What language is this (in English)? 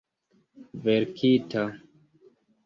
Esperanto